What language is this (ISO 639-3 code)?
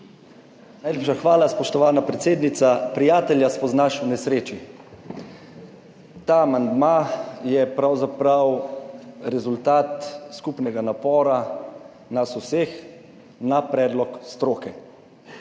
slv